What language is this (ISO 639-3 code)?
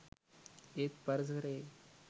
sin